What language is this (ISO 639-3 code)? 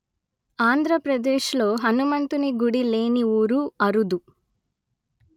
tel